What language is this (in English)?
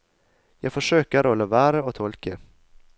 Norwegian